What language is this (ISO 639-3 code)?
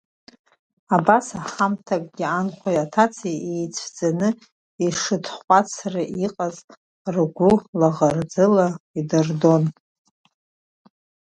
abk